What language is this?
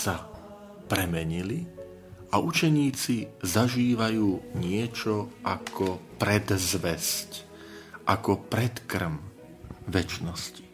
Slovak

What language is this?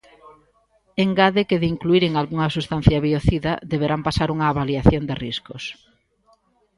Galician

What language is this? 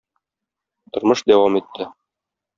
Tatar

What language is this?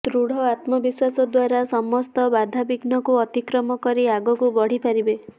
Odia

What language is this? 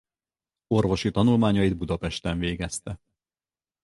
Hungarian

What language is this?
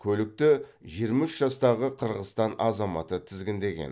Kazakh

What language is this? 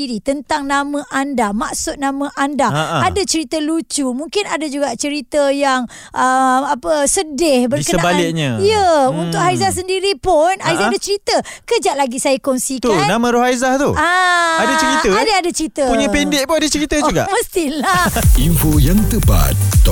Malay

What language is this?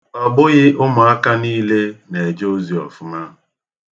Igbo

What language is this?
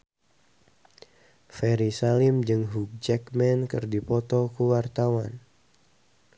Sundanese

